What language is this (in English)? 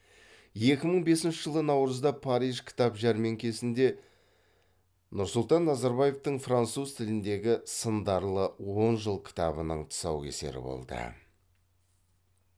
Kazakh